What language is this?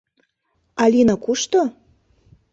Mari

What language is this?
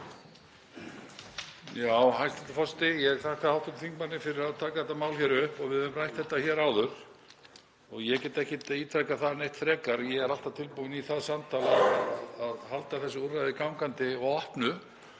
Icelandic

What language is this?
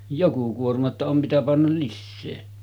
Finnish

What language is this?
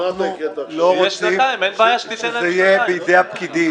Hebrew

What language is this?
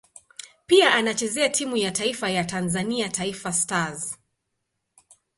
Swahili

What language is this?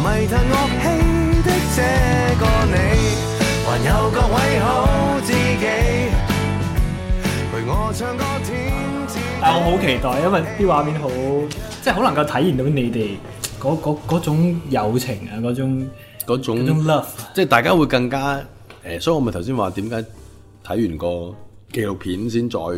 Chinese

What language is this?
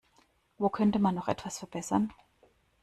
German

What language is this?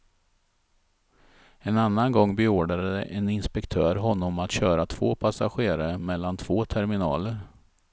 Swedish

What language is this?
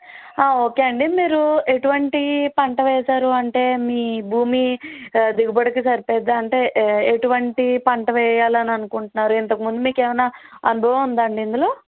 Telugu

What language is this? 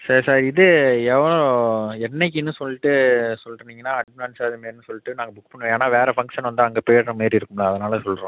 Tamil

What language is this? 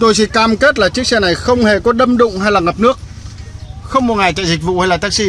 Vietnamese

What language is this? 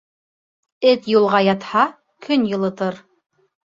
Bashkir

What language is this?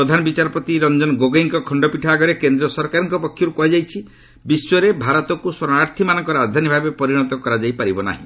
Odia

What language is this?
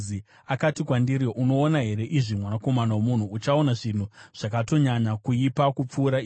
Shona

